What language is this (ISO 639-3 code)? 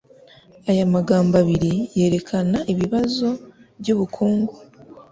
kin